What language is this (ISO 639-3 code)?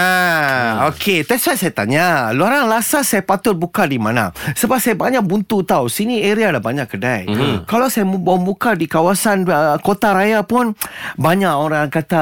msa